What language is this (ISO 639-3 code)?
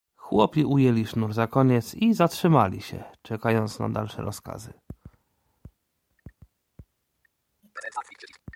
pol